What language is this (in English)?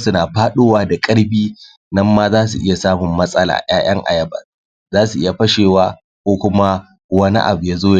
Hausa